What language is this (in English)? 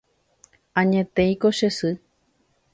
Guarani